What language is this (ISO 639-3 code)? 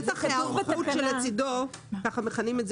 heb